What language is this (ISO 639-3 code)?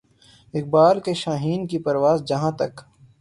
urd